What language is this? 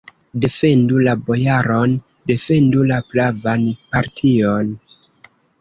Esperanto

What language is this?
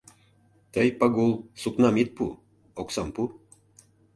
Mari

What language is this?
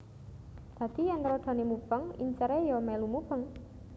Javanese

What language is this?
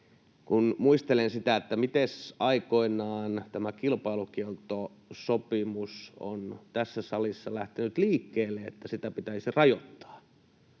Finnish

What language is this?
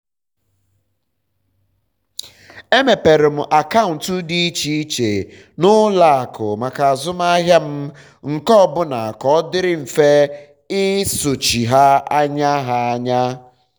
Igbo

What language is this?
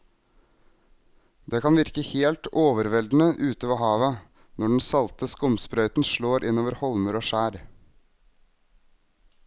Norwegian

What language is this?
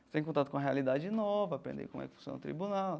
Portuguese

